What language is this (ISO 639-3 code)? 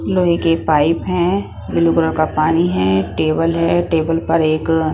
hin